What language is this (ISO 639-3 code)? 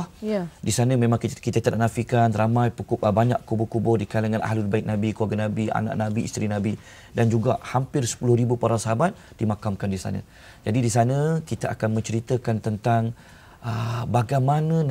msa